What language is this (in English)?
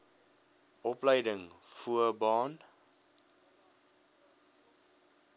Afrikaans